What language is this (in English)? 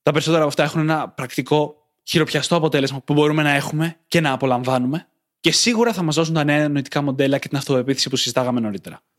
Greek